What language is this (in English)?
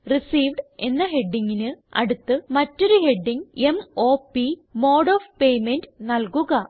Malayalam